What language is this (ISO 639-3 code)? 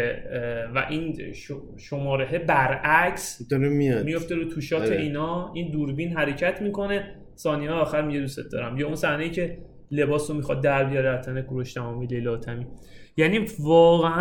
fas